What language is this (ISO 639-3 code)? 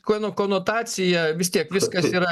lit